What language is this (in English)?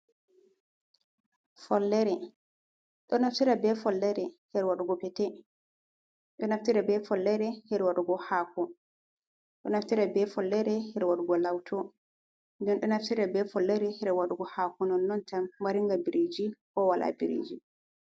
Fula